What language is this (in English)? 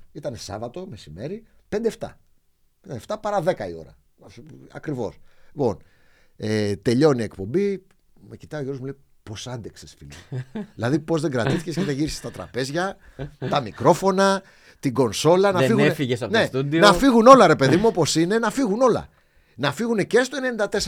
Greek